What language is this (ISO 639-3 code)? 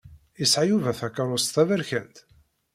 kab